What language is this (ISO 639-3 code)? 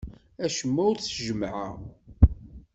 kab